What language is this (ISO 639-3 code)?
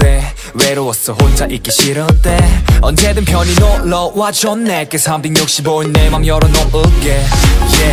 kor